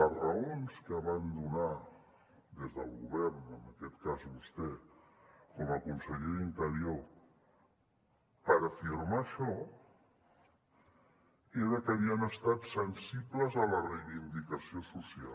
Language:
Catalan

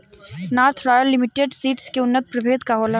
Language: Bhojpuri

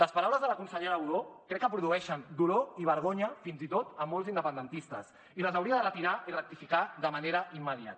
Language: Catalan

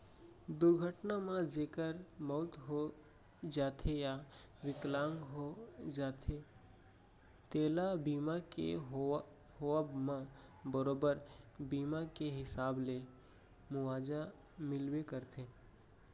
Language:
Chhattisgarhi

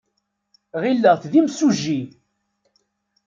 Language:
Kabyle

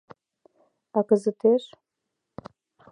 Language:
Mari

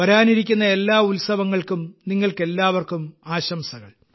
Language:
Malayalam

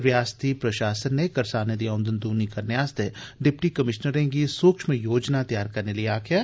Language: Dogri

